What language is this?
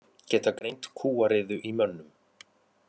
Icelandic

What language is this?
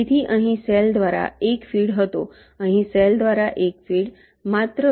Gujarati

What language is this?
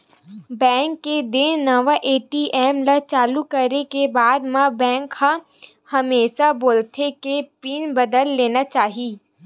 Chhattisgarhi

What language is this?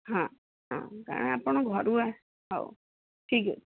Odia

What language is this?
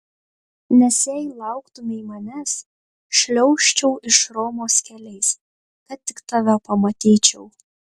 Lithuanian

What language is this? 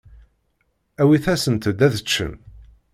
Kabyle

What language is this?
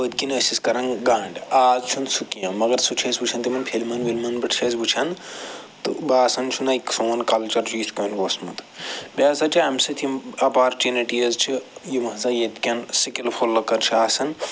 Kashmiri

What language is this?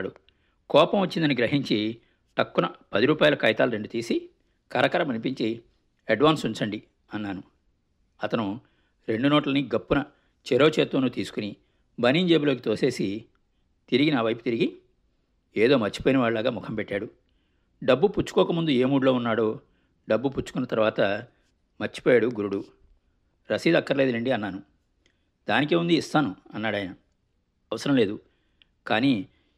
Telugu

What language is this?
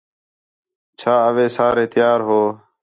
Khetrani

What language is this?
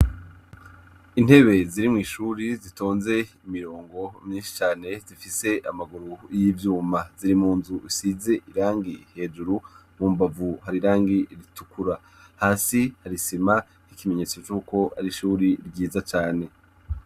Rundi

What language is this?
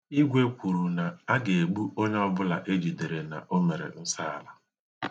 Igbo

